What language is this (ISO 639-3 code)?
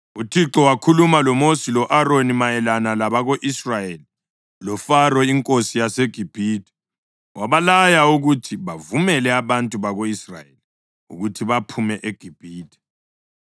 nde